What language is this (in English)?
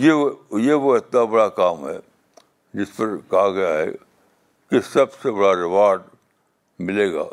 Urdu